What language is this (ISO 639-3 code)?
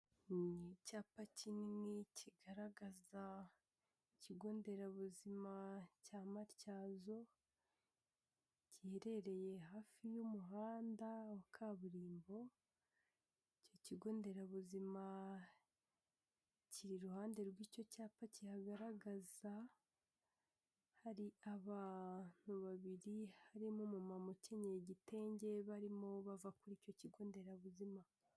kin